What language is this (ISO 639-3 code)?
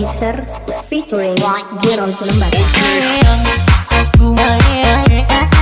ind